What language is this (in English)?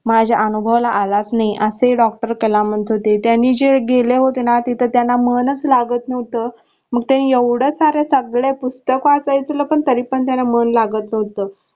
Marathi